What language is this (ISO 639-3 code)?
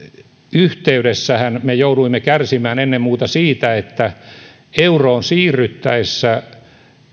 fin